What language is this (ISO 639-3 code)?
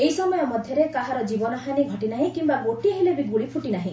ori